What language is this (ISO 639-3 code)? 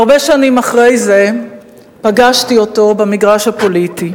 heb